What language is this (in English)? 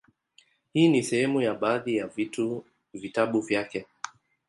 Swahili